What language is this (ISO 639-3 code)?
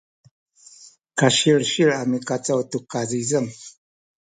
szy